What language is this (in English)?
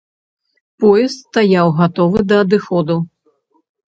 Belarusian